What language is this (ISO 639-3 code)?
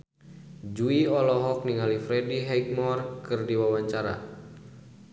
sun